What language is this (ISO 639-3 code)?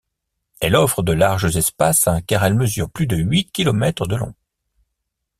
fra